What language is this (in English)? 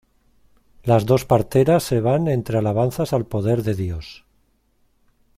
Spanish